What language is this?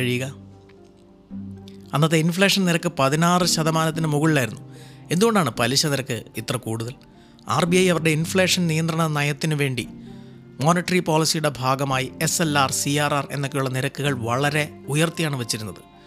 Malayalam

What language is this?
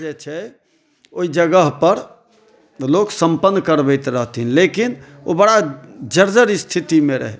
Maithili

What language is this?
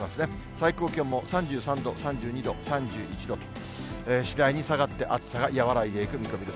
Japanese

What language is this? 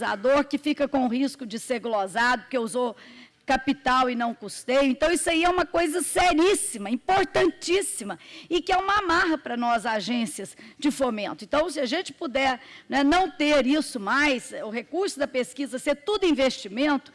Portuguese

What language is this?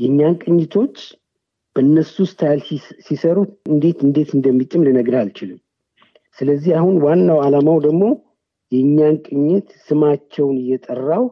Amharic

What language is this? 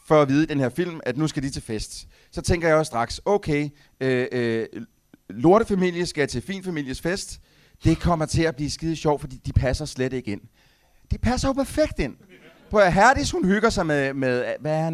Danish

